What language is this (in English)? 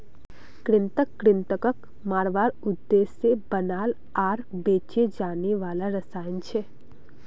Magahi